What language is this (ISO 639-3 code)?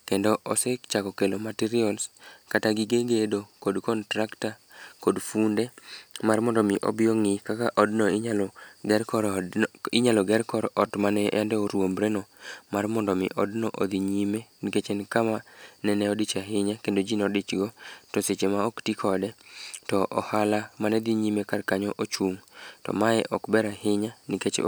luo